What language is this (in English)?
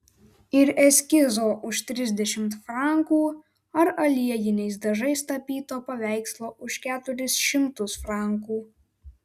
Lithuanian